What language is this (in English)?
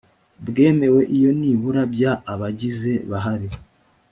Kinyarwanda